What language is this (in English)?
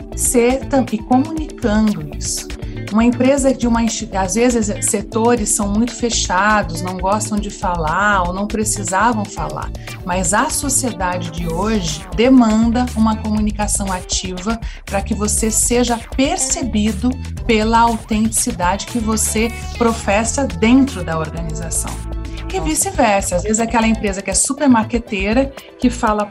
Portuguese